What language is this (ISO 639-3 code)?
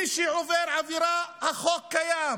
heb